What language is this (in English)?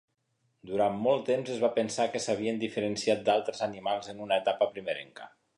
Catalan